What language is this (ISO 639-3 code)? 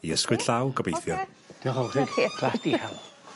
cym